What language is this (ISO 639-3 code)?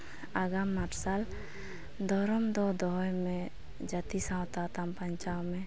sat